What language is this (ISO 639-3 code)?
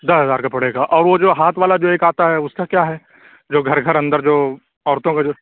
urd